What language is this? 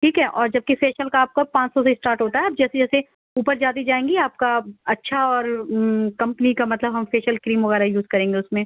Urdu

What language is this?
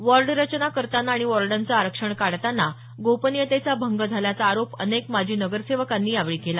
Marathi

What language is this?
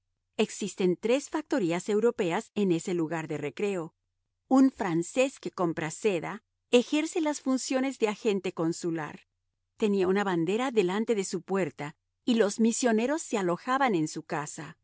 Spanish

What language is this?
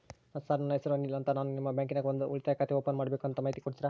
Kannada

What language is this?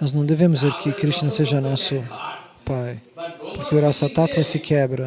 Portuguese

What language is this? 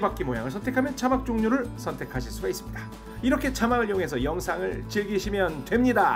Korean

